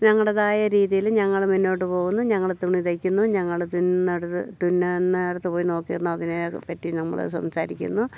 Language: Malayalam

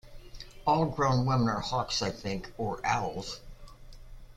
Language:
English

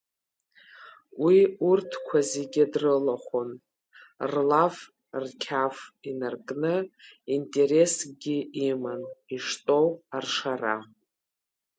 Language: Abkhazian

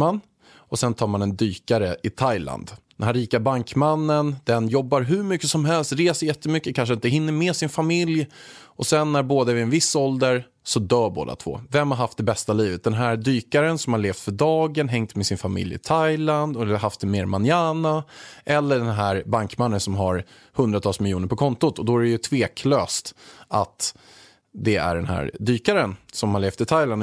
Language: Swedish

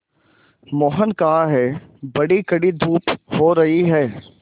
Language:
Hindi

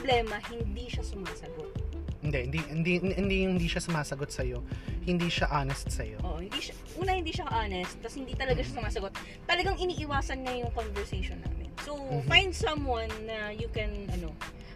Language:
Filipino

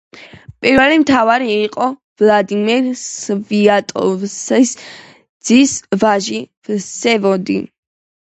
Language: Georgian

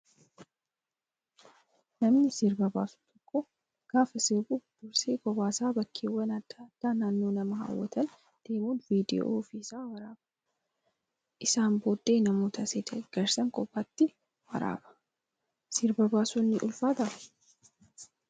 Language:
Oromo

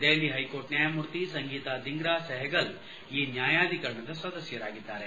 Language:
Kannada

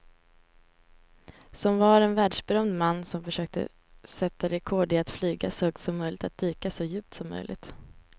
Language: Swedish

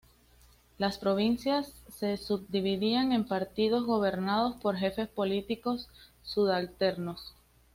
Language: Spanish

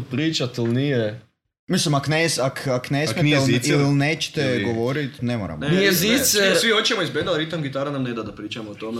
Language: Croatian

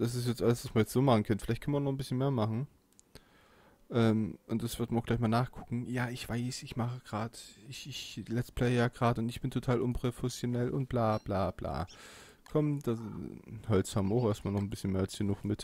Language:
German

